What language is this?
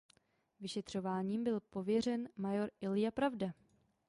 Czech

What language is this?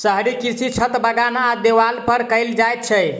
Maithili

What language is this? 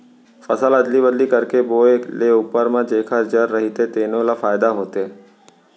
Chhattisgarhi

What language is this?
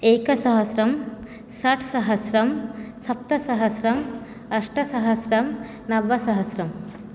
Sanskrit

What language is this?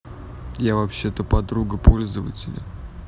Russian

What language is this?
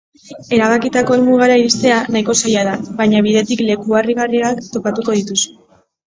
Basque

